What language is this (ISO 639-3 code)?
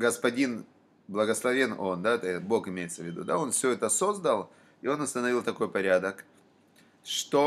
rus